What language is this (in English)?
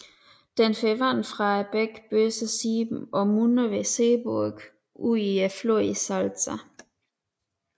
Danish